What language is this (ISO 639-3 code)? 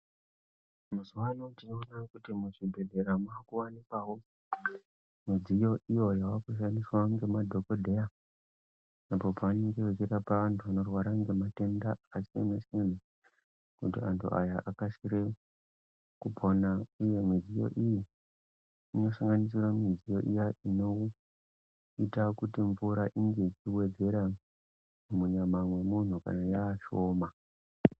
ndc